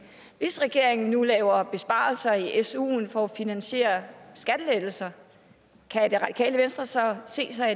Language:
Danish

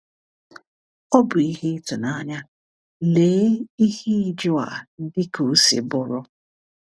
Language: Igbo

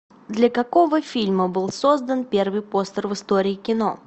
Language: Russian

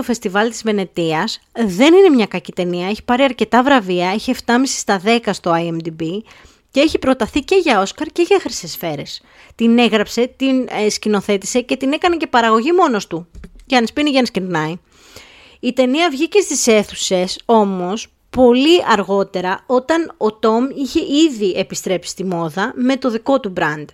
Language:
Greek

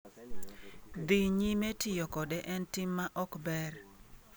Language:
Luo (Kenya and Tanzania)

